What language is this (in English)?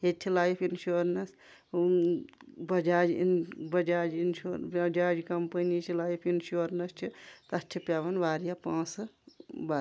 Kashmiri